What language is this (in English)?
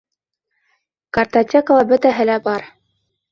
Bashkir